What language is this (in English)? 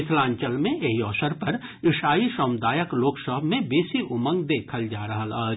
Maithili